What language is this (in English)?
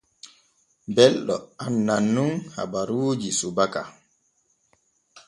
Borgu Fulfulde